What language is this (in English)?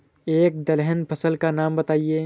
Hindi